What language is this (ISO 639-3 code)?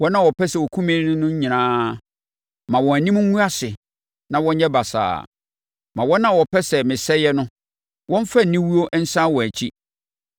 aka